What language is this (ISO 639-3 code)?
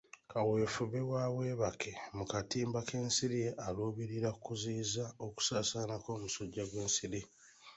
lug